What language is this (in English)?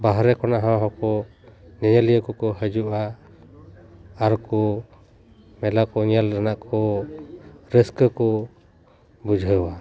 Santali